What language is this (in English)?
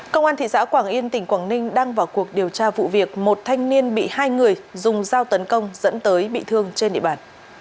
Vietnamese